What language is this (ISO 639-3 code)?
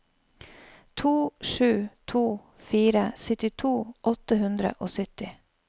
nor